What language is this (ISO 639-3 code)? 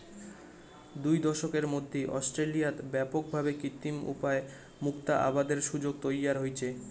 ben